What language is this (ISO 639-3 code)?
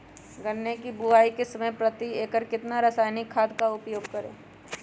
mag